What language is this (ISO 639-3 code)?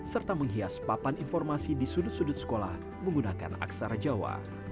ind